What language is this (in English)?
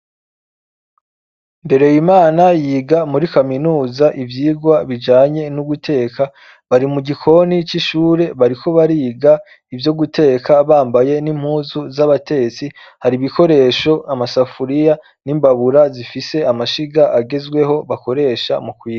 Rundi